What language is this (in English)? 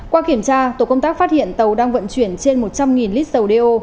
Vietnamese